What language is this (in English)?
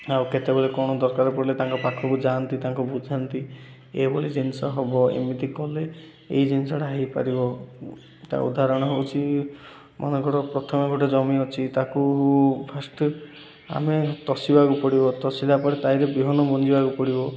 Odia